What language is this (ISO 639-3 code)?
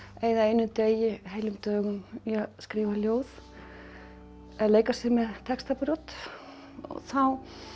isl